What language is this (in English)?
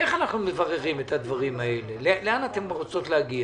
Hebrew